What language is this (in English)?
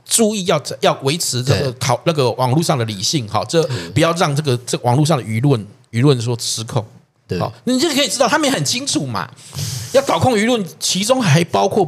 Chinese